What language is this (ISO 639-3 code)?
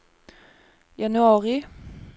swe